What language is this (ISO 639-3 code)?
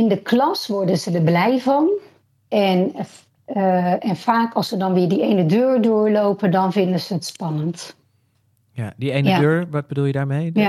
nld